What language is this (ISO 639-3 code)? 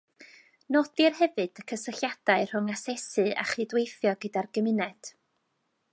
cym